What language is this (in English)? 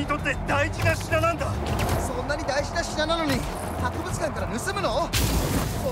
Japanese